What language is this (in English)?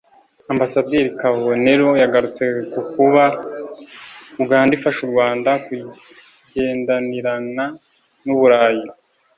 Kinyarwanda